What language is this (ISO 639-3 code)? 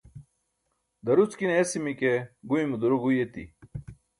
bsk